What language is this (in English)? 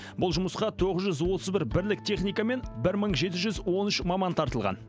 Kazakh